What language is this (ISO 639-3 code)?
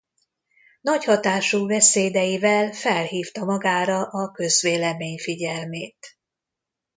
hun